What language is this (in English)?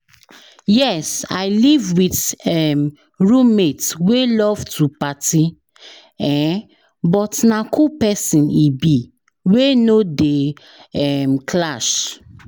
Nigerian Pidgin